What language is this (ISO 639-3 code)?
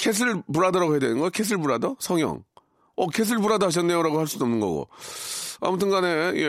kor